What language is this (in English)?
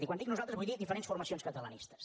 Catalan